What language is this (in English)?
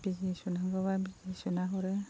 Bodo